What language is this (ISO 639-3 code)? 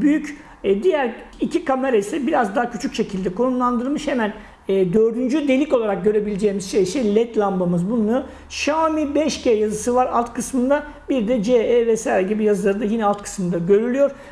tur